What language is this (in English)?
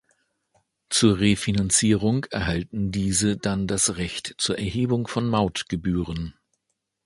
German